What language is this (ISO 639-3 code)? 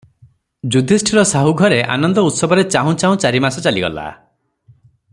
ori